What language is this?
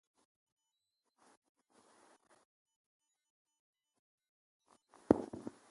Ewondo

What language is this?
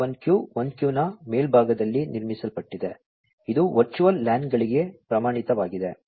Kannada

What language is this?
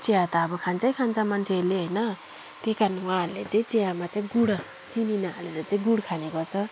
Nepali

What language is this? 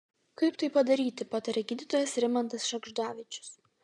Lithuanian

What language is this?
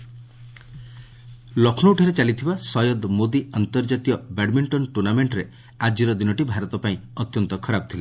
Odia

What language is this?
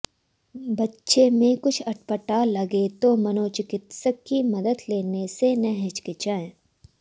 Hindi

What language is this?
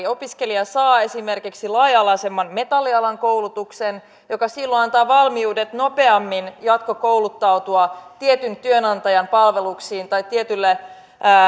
Finnish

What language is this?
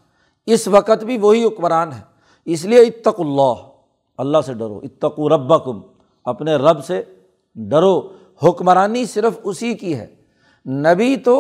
Urdu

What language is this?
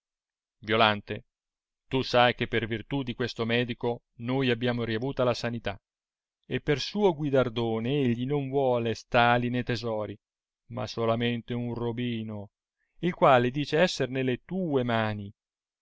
Italian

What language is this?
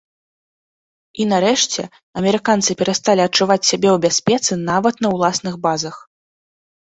Belarusian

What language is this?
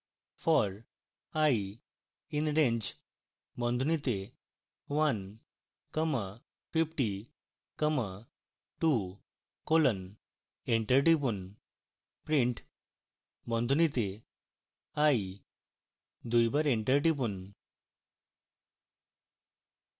Bangla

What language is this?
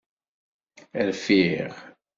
Kabyle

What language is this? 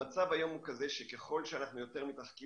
Hebrew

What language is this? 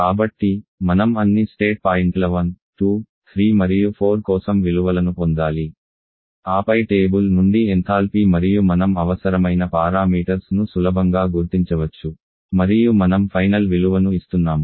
Telugu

